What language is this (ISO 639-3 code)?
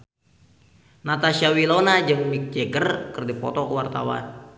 sun